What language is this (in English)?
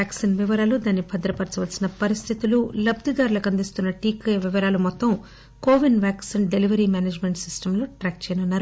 Telugu